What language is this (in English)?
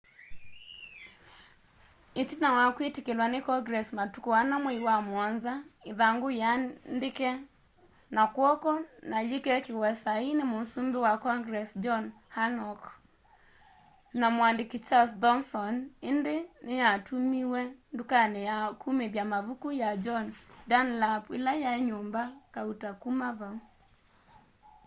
Kamba